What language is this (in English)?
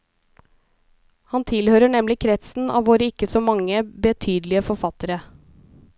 Norwegian